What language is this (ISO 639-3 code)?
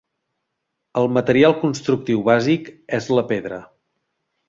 cat